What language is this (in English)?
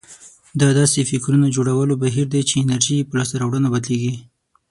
Pashto